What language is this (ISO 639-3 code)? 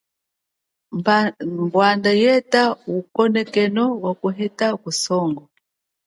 cjk